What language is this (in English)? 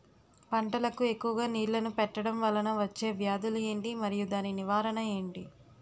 Telugu